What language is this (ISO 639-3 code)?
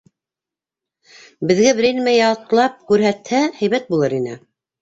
bak